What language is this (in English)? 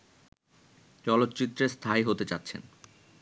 Bangla